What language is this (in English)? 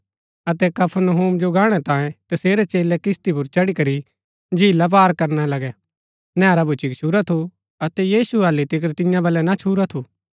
Gaddi